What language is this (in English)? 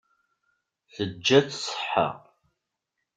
Kabyle